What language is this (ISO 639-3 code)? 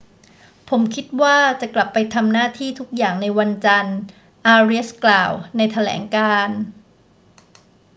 tha